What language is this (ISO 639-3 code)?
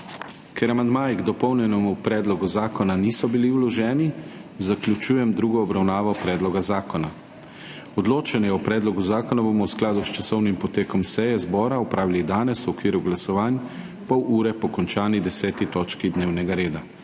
slv